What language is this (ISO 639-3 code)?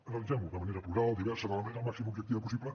cat